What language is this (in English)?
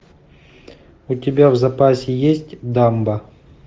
Russian